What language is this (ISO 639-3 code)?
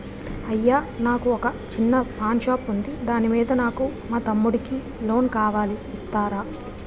tel